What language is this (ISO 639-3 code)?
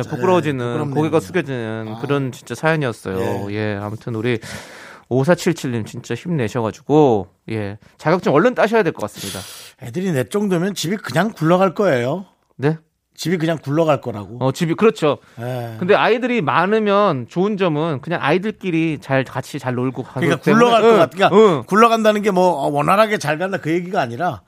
kor